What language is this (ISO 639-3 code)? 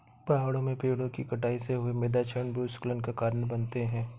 hin